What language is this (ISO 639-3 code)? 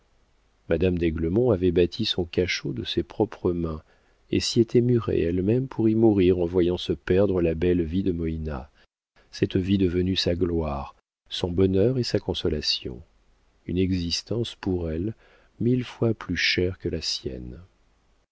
fra